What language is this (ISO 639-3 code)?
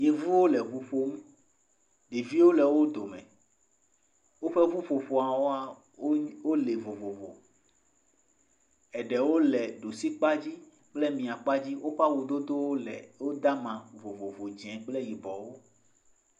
ewe